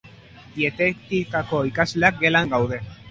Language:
Basque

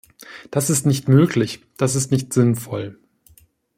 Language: German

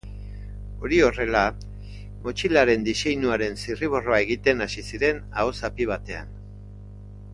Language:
Basque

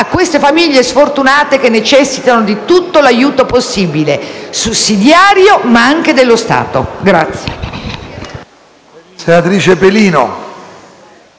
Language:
Italian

